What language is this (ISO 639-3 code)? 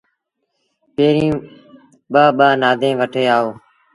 sbn